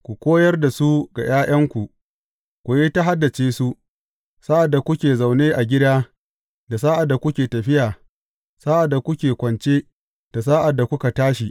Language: Hausa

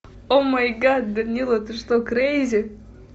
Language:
Russian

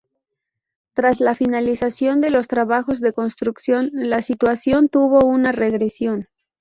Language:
Spanish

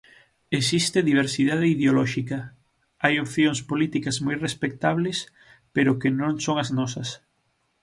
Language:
Galician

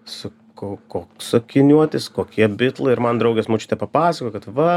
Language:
Lithuanian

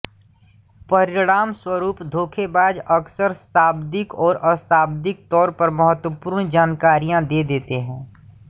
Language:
Hindi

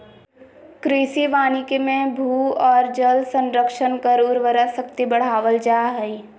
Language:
Magahi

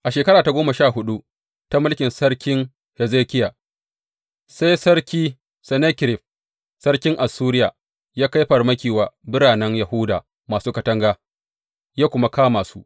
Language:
Hausa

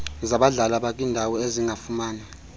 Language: Xhosa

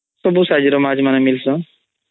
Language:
Odia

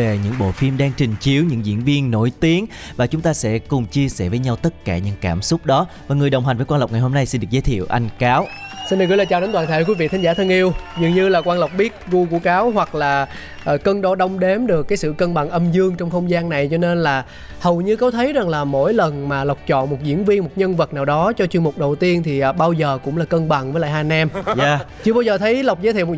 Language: Vietnamese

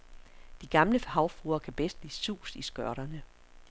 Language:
Danish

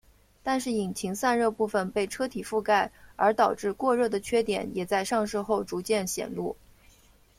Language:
Chinese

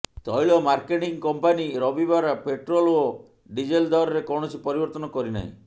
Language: Odia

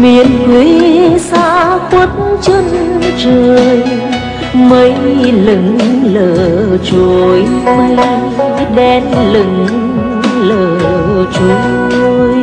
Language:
Vietnamese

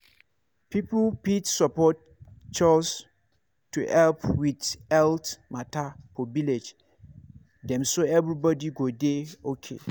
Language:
Nigerian Pidgin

